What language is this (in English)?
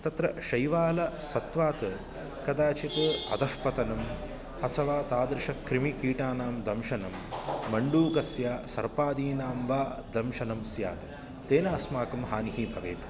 Sanskrit